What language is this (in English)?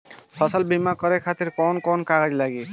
Bhojpuri